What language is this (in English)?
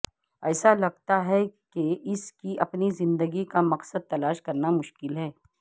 Urdu